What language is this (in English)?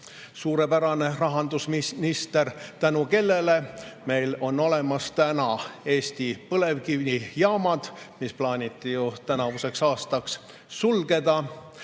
Estonian